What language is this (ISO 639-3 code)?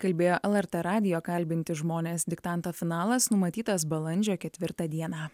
lit